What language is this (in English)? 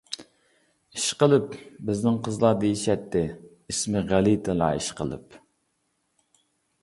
Uyghur